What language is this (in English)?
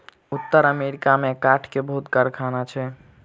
Maithili